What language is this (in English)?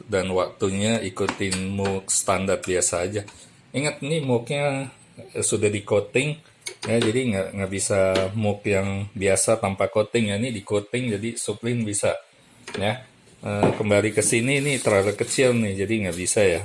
Indonesian